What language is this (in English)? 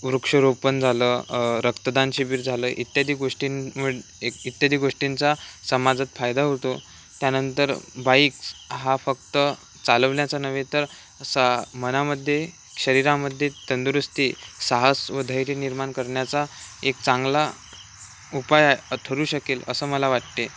Marathi